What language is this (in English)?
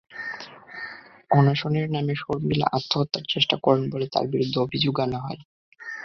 Bangla